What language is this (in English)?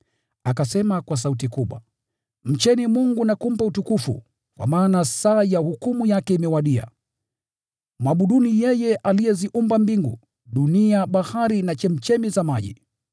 Swahili